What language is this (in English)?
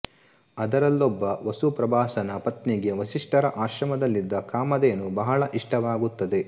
Kannada